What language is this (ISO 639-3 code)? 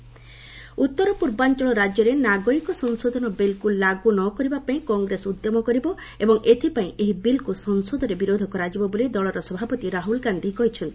ori